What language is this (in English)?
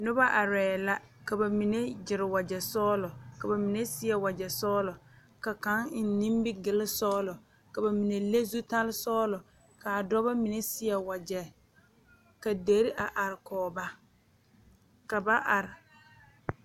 Southern Dagaare